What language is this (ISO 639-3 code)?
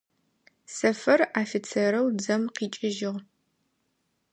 ady